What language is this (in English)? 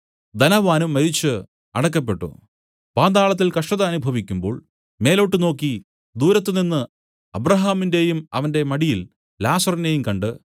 Malayalam